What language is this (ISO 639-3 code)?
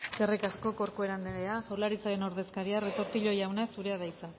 eus